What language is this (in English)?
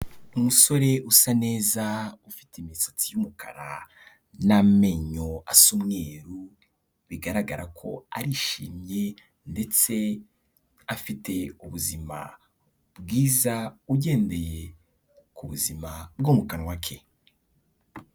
Kinyarwanda